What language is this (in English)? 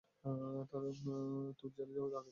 Bangla